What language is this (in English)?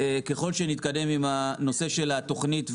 Hebrew